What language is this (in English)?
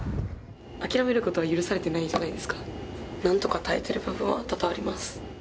Japanese